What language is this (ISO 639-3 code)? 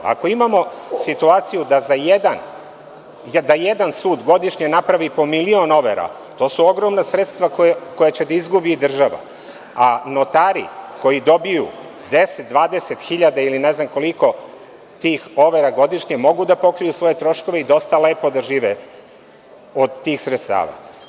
srp